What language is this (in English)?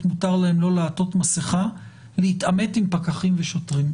Hebrew